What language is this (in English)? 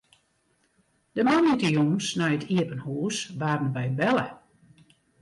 Western Frisian